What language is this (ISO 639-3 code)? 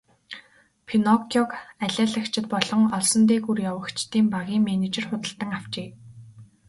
mon